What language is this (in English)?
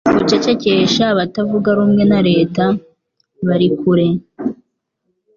Kinyarwanda